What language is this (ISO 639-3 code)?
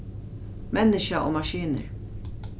fao